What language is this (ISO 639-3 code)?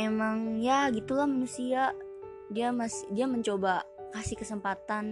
ind